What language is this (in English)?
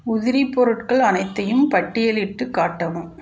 Tamil